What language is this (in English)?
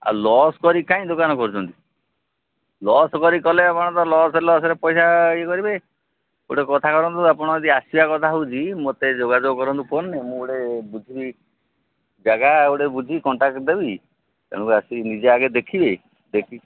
Odia